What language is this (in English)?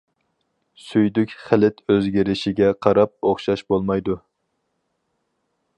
Uyghur